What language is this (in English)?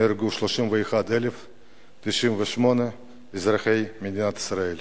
Hebrew